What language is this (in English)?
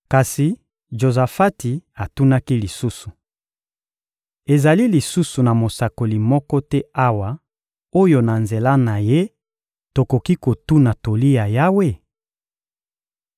Lingala